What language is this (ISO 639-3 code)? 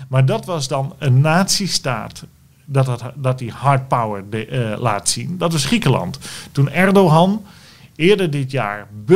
nld